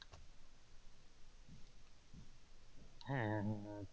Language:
Bangla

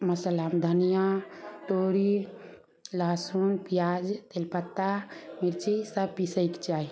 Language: Maithili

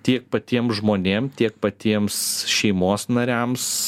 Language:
Lithuanian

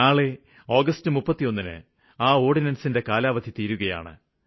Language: Malayalam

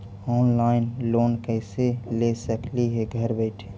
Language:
Magahi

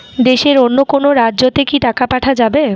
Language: Bangla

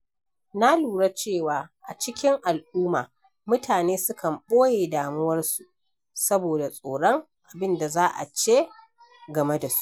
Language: Hausa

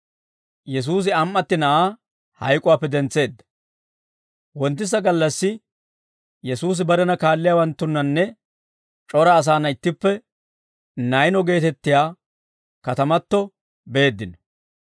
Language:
Dawro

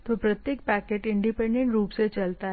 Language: Hindi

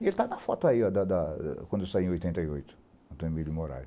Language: Portuguese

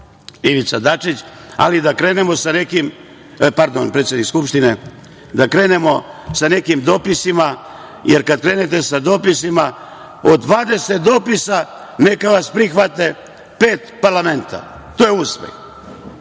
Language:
Serbian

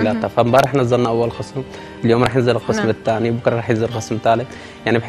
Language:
Arabic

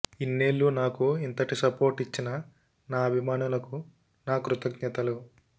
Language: Telugu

